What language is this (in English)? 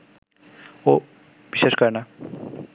Bangla